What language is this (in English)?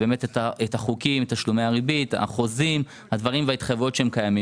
Hebrew